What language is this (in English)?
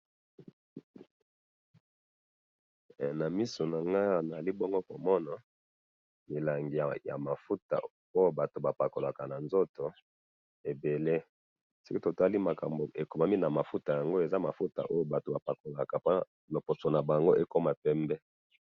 Lingala